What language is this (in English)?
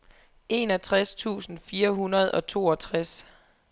Danish